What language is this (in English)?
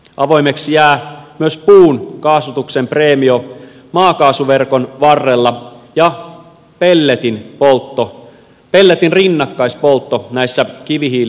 Finnish